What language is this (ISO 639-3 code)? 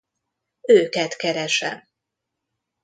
hun